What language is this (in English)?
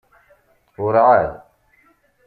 Kabyle